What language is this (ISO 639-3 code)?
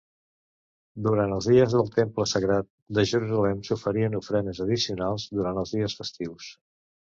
cat